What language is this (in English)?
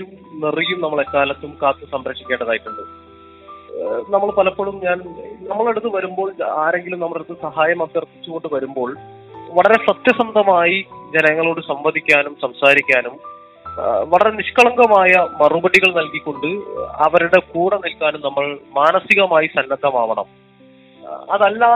Malayalam